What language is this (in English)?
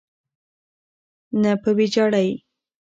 Pashto